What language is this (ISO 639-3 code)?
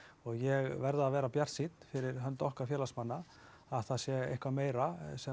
isl